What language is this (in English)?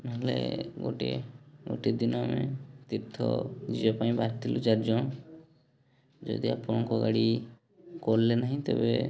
Odia